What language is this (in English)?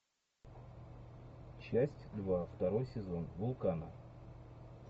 Russian